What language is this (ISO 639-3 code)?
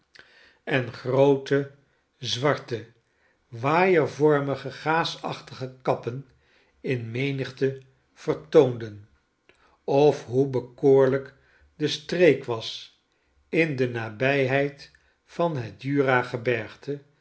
nld